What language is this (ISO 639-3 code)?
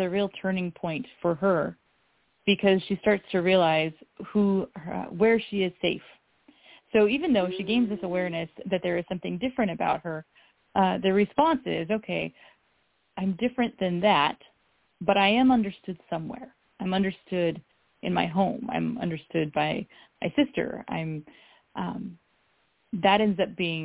eng